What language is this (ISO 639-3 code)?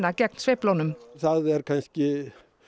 isl